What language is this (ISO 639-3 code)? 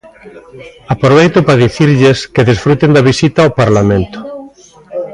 glg